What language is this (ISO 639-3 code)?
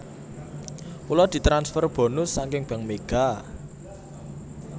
jav